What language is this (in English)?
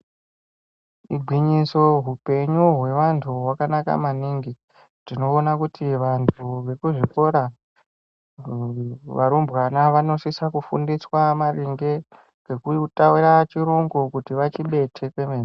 Ndau